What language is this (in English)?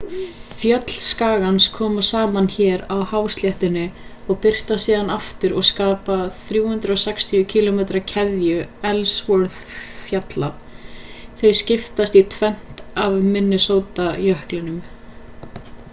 Icelandic